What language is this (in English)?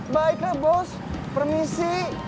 Indonesian